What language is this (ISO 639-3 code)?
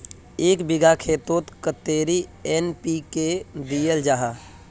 mag